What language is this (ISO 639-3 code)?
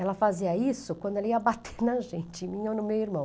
por